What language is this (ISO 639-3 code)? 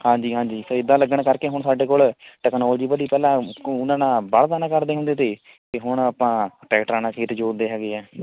pan